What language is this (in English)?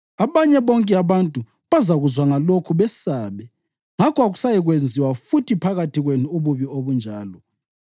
North Ndebele